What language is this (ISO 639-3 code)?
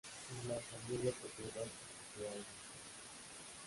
spa